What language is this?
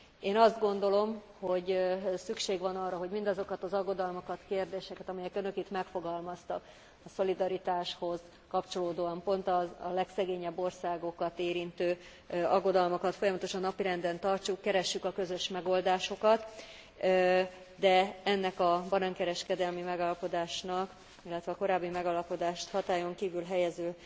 Hungarian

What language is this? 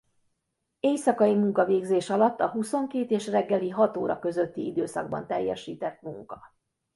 Hungarian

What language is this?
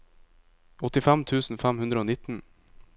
Norwegian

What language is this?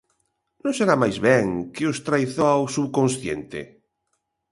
Galician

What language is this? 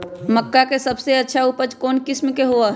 Magahi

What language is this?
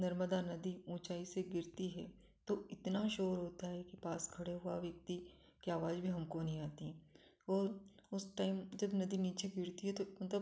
Hindi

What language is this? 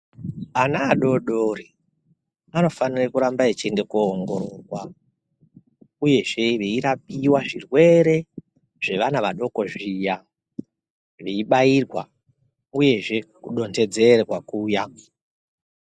Ndau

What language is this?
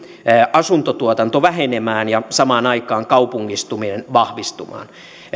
Finnish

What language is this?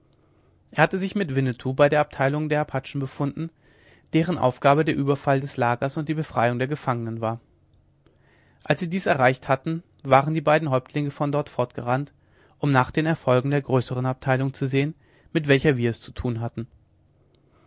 German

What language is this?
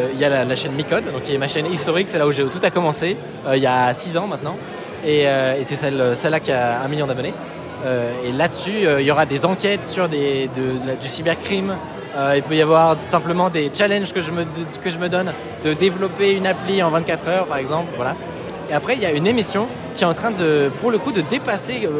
French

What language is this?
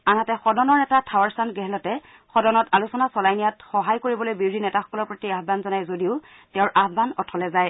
Assamese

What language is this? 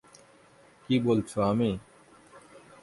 Bangla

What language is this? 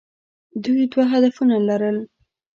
Pashto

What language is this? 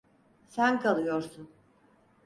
Turkish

